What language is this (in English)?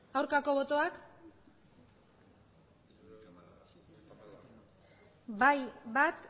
Basque